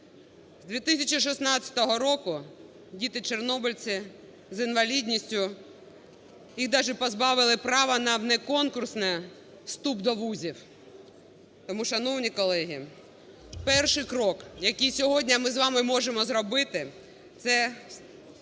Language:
Ukrainian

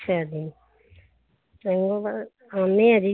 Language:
Punjabi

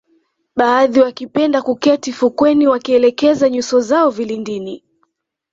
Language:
Swahili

